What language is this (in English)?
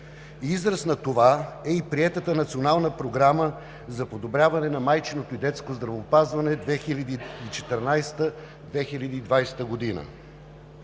Bulgarian